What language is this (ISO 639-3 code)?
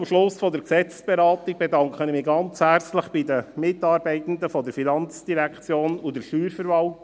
gsw